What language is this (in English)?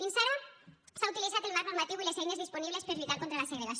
Catalan